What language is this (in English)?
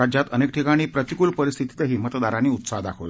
Marathi